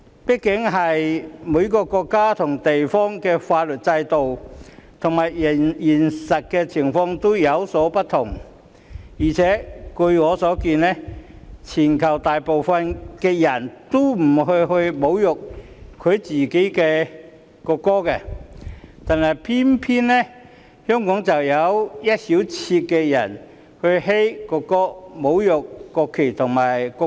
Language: Cantonese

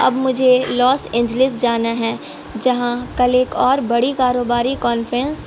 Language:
Urdu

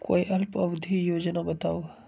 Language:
Magahi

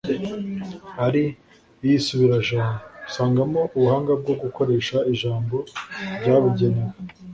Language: Kinyarwanda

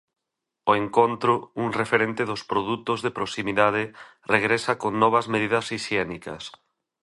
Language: Galician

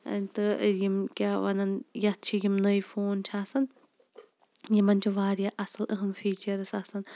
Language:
Kashmiri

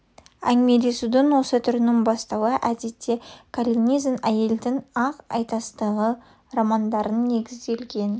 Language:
Kazakh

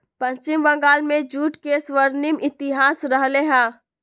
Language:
Magahi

